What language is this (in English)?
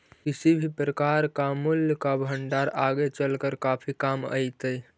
Magahi